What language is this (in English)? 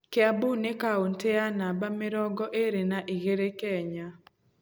Kikuyu